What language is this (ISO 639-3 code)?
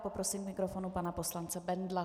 ces